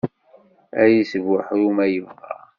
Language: Kabyle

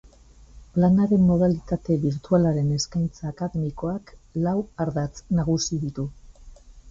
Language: Basque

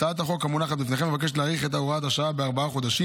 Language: Hebrew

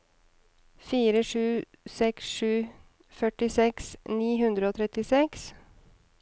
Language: Norwegian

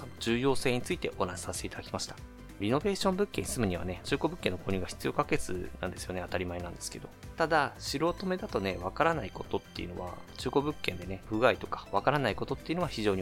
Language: Japanese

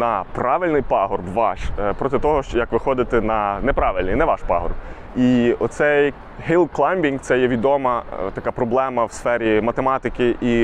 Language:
Ukrainian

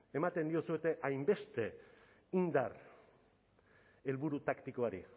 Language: Basque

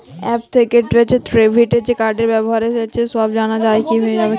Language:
Bangla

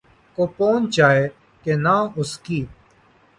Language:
Urdu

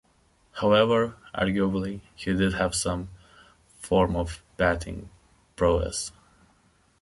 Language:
English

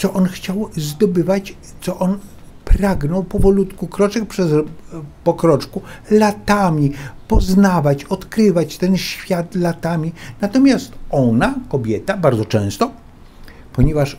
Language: Polish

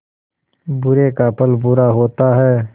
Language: Hindi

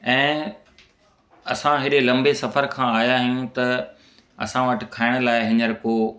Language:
Sindhi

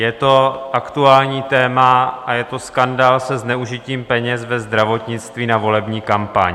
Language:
Czech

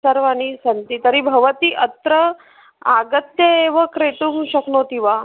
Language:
Sanskrit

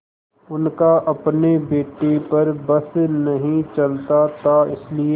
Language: Hindi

